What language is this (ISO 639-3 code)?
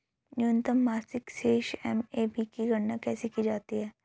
hin